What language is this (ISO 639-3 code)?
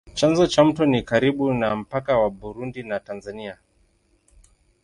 swa